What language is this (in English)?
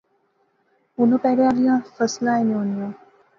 Pahari-Potwari